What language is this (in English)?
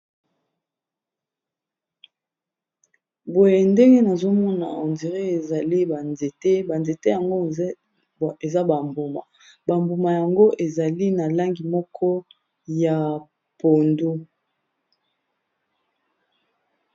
Lingala